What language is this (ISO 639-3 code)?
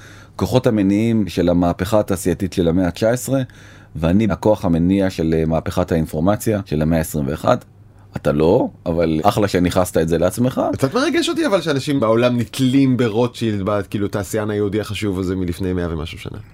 heb